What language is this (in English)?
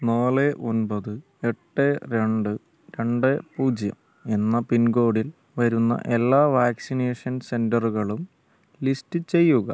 Malayalam